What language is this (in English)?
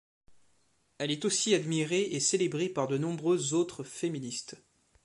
French